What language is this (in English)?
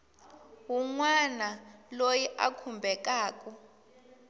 Tsonga